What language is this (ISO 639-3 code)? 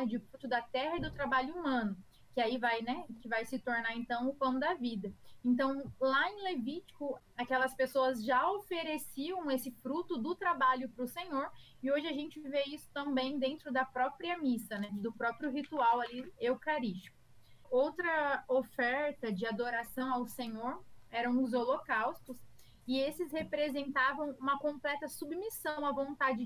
por